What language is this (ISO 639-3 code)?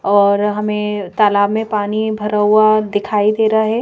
hin